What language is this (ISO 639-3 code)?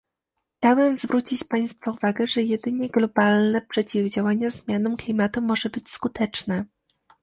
pol